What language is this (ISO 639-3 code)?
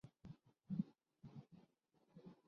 urd